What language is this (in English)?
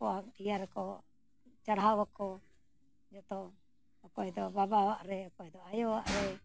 Santali